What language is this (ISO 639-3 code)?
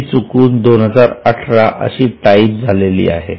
mar